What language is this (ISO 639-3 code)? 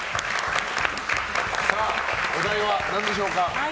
jpn